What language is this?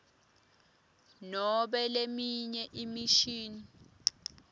Swati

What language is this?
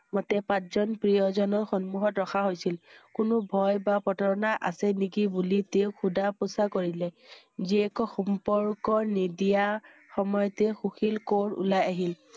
Assamese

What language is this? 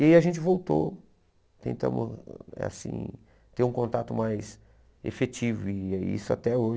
Portuguese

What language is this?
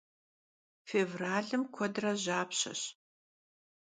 Kabardian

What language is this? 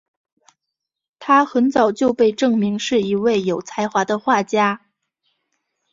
Chinese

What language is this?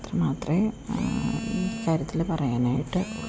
Malayalam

